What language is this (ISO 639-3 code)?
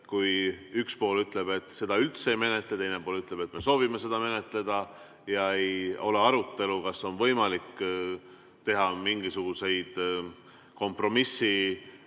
est